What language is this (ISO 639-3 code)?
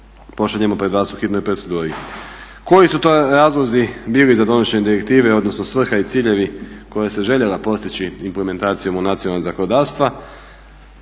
hrv